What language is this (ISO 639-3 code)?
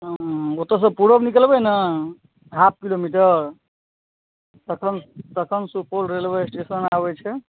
mai